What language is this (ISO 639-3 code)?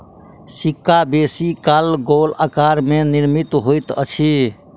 mai